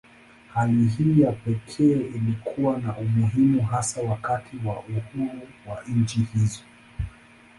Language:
Swahili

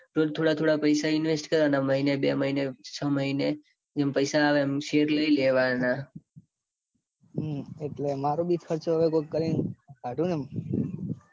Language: Gujarati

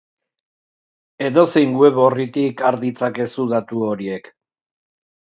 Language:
Basque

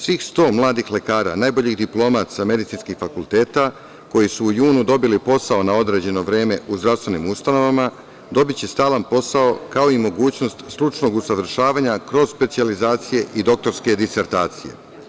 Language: Serbian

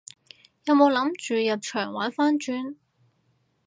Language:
Cantonese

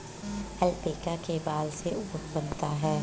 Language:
Hindi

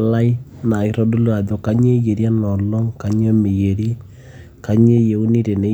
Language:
Masai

